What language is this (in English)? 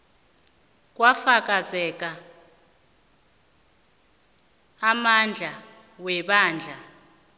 South Ndebele